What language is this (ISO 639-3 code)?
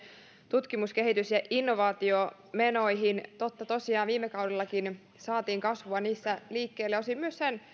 fin